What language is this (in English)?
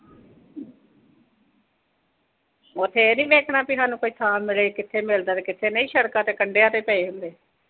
Punjabi